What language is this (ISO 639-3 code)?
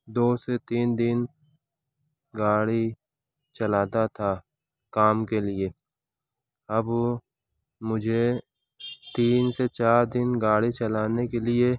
urd